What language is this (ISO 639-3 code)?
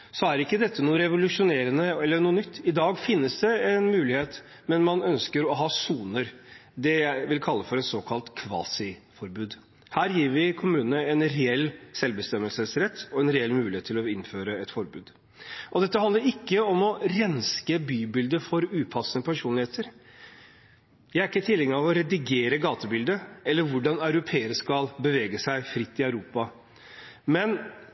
nob